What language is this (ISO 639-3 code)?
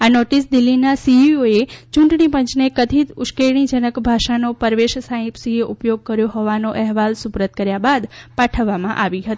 guj